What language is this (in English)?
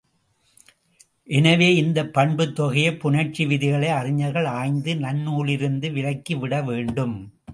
Tamil